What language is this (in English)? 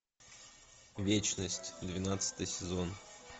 Russian